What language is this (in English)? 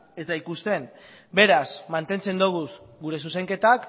Basque